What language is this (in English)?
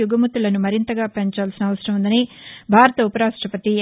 Telugu